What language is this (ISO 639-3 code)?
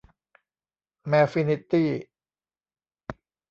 tha